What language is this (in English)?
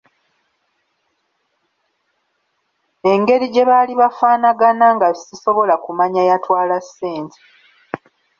Ganda